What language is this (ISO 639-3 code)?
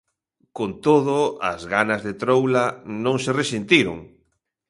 glg